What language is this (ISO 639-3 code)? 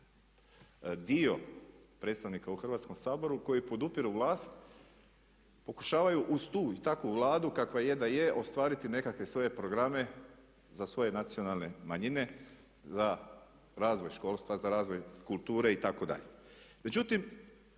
hrv